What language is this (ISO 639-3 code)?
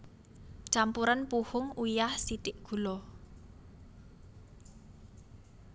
jav